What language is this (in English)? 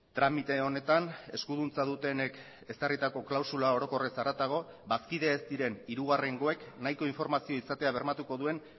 Basque